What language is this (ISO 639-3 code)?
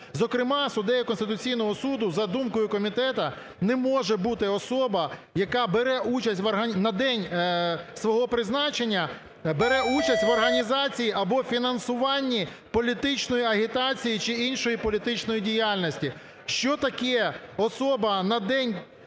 ukr